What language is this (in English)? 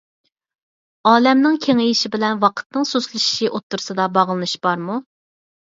Uyghur